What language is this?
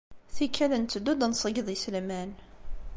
Kabyle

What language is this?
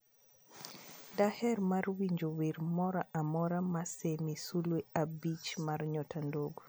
Luo (Kenya and Tanzania)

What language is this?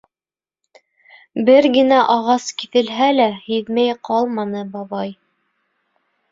Bashkir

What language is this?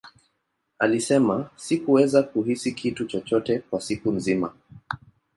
Swahili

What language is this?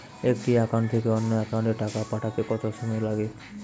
Bangla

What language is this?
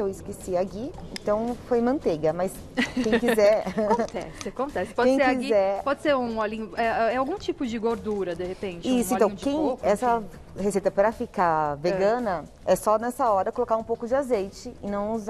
Portuguese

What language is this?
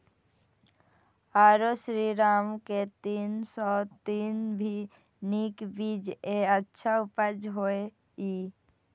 Maithili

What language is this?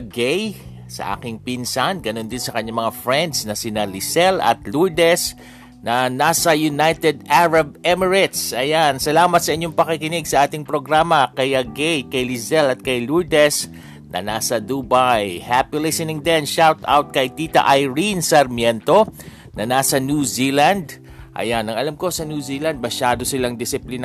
Filipino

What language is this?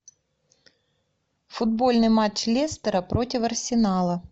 Russian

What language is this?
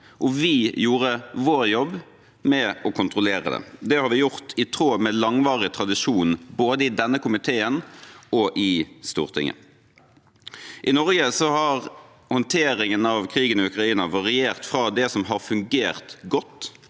Norwegian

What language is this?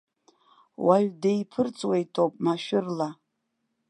Abkhazian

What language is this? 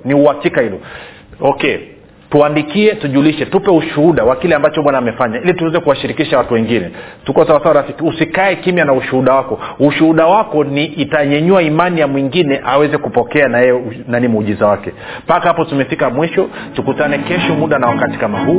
Swahili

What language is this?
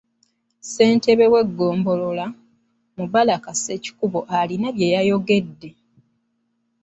Ganda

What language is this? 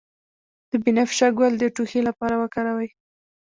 Pashto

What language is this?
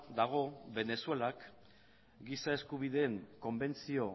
Basque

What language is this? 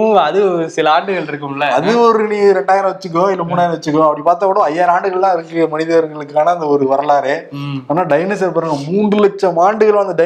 Tamil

